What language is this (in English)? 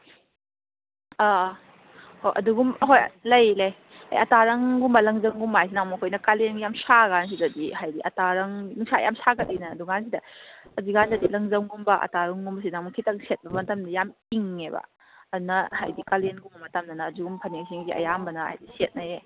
Manipuri